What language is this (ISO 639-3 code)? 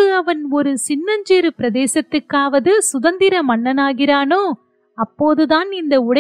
tam